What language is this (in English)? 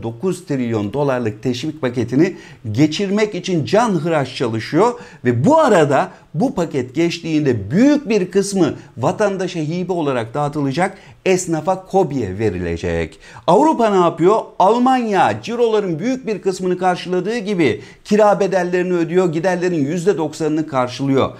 Turkish